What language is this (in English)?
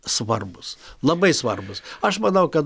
Lithuanian